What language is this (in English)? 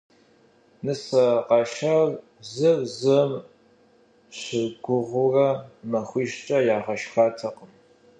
Kabardian